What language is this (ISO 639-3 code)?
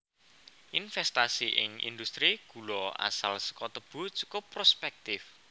jav